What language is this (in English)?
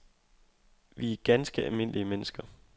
Danish